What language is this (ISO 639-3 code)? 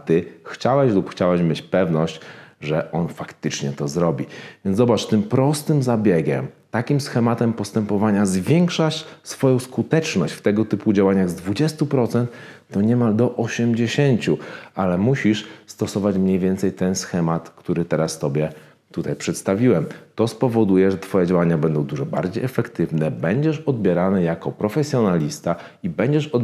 pol